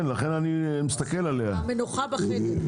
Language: Hebrew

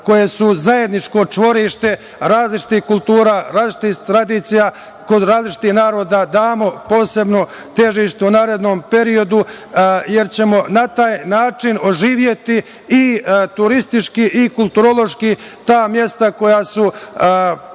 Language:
Serbian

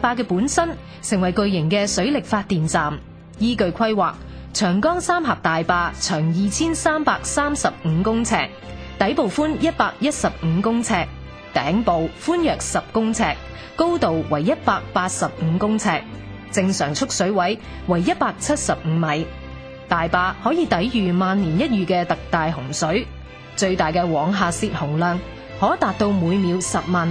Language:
Chinese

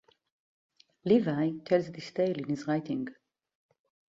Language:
English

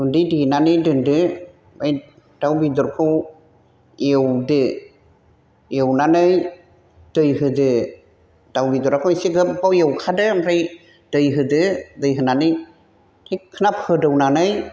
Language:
Bodo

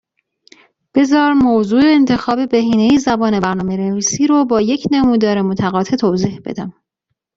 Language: Persian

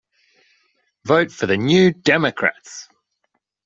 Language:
English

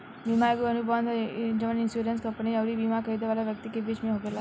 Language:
Bhojpuri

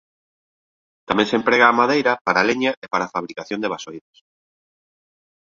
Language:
Galician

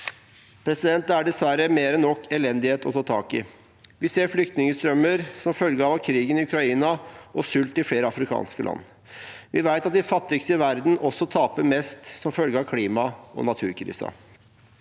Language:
Norwegian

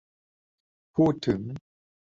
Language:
Thai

